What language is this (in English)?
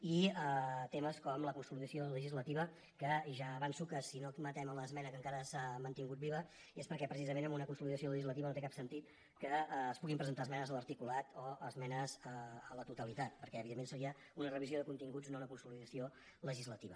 Catalan